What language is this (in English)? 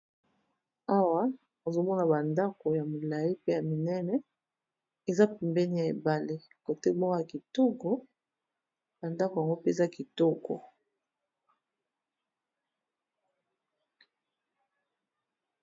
Lingala